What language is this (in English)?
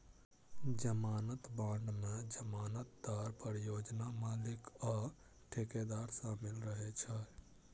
Maithili